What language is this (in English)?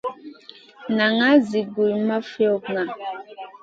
Masana